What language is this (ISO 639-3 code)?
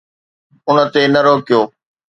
snd